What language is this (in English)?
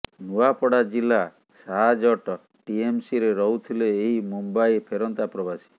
Odia